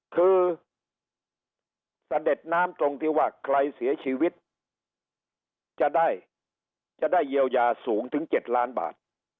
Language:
Thai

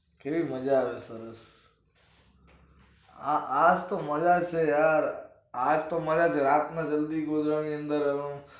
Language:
Gujarati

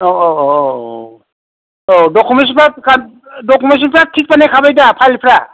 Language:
Bodo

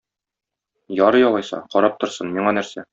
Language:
Tatar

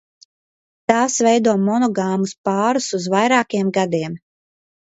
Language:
Latvian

